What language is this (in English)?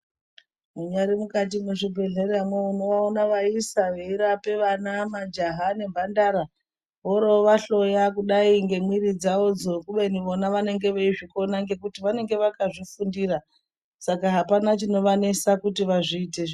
Ndau